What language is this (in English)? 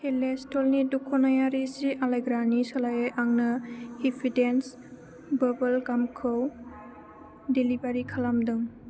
Bodo